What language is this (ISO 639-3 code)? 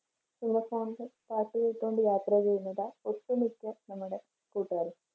mal